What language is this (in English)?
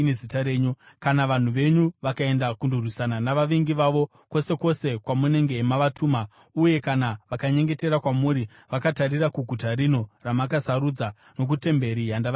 Shona